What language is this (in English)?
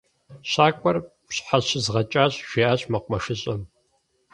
Kabardian